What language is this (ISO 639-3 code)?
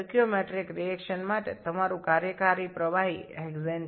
ben